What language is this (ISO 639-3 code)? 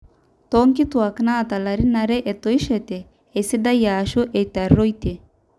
mas